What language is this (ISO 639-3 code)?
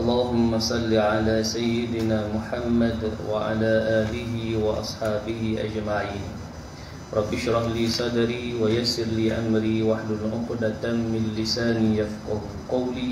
msa